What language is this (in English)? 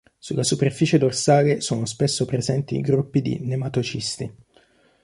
Italian